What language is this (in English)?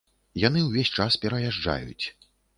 Belarusian